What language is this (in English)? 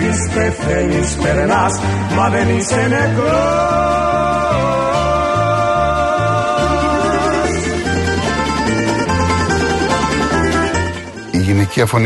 Greek